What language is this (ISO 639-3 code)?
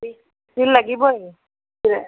asm